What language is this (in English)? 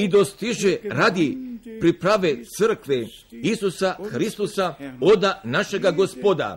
Croatian